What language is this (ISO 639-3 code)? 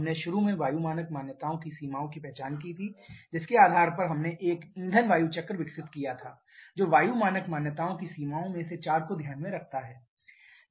hin